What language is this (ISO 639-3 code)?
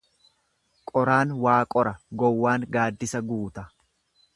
orm